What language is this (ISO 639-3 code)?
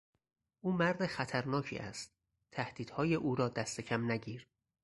fas